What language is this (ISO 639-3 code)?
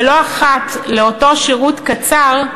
heb